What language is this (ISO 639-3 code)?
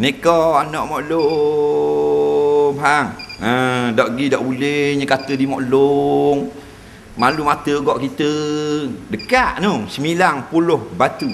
msa